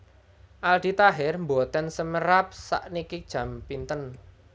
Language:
Javanese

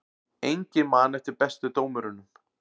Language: Icelandic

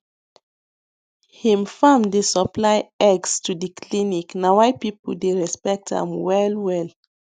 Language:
Nigerian Pidgin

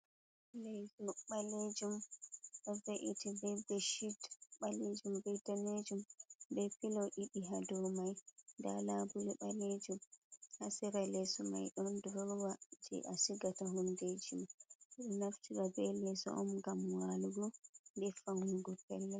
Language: Fula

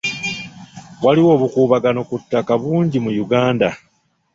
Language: Ganda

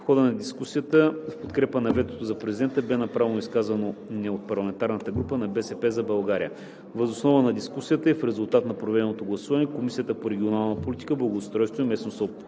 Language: Bulgarian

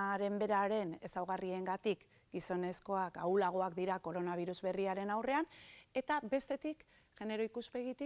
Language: Basque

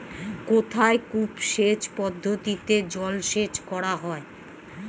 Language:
Bangla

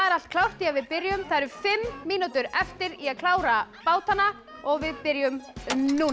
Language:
Icelandic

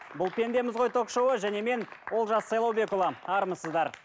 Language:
Kazakh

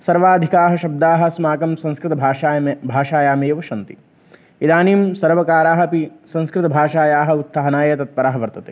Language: Sanskrit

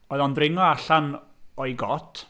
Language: Welsh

